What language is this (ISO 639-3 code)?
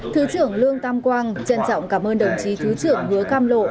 vie